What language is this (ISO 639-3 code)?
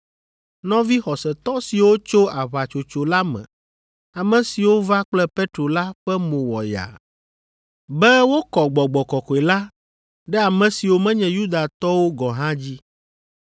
ewe